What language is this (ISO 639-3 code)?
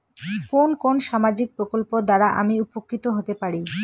ben